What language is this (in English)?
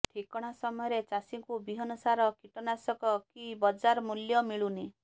Odia